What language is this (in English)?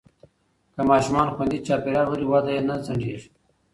Pashto